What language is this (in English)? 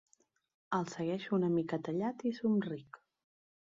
Catalan